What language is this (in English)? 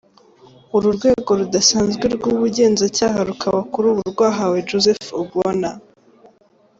Kinyarwanda